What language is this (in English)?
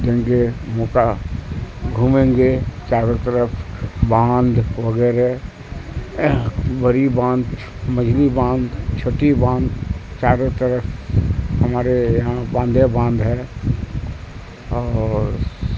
Urdu